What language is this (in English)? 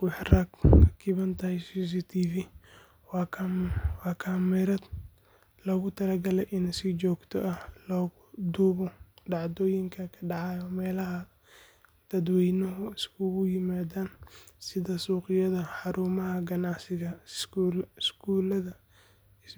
Somali